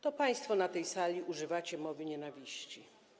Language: Polish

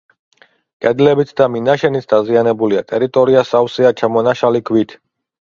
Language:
Georgian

